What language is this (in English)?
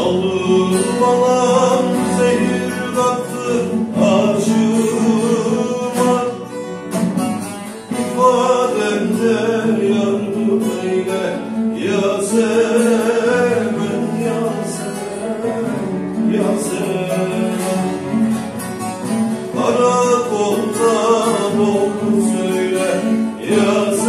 Turkish